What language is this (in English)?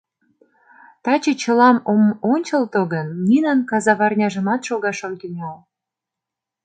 Mari